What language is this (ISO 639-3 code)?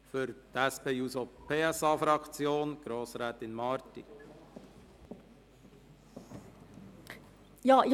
gsw